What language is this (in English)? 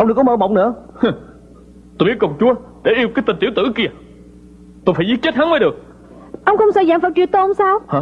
Vietnamese